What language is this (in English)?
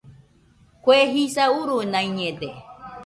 Nüpode Huitoto